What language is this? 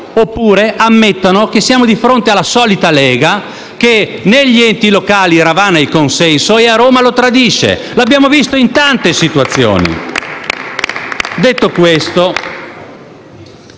Italian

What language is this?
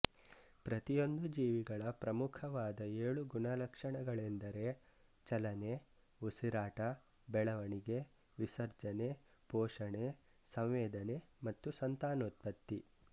Kannada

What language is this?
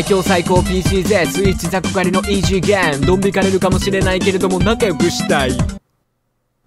Japanese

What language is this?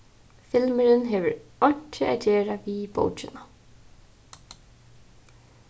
Faroese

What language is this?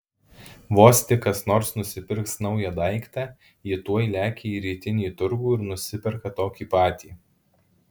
Lithuanian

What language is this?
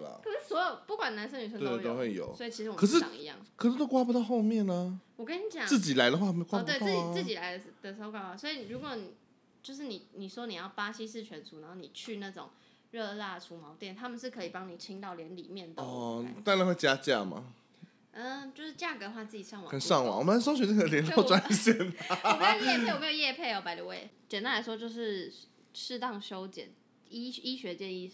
Chinese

